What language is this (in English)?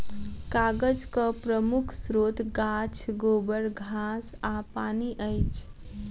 Maithili